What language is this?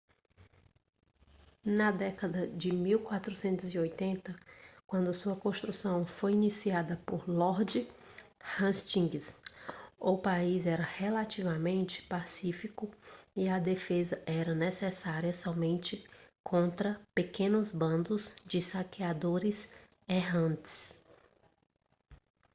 Portuguese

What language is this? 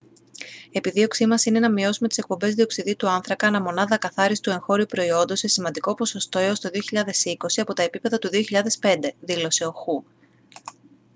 Greek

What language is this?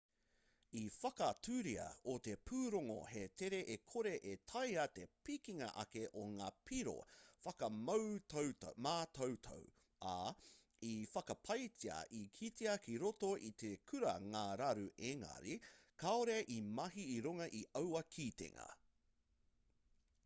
Māori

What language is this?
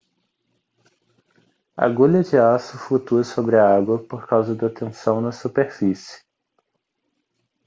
Portuguese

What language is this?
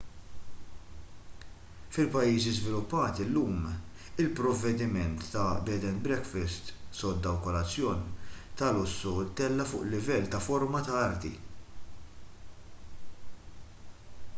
Maltese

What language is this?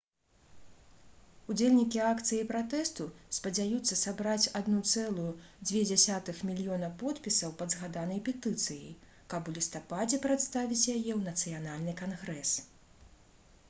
Belarusian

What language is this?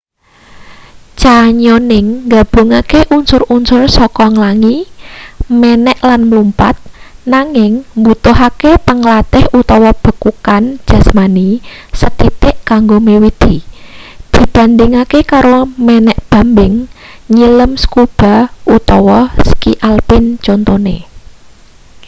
Javanese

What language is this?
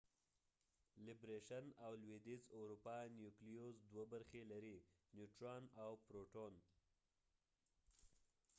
Pashto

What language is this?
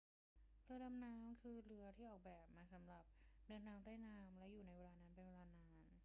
Thai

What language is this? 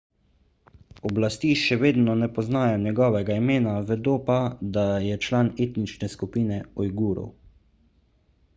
Slovenian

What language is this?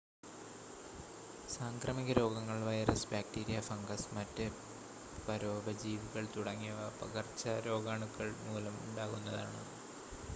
Malayalam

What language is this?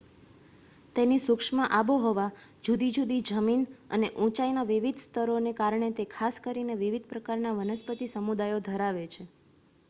Gujarati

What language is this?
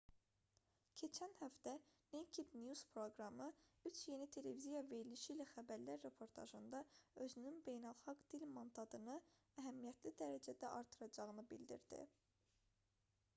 Azerbaijani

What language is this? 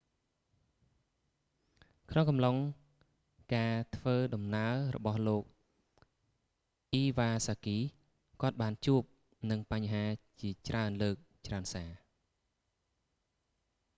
Khmer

